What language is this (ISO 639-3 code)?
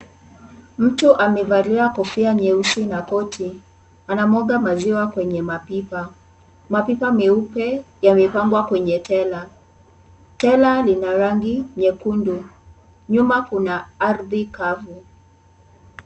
swa